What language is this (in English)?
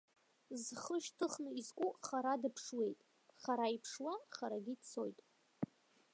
Abkhazian